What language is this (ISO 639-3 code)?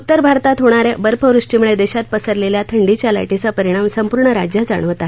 mar